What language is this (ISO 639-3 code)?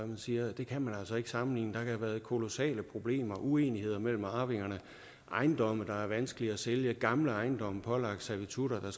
dan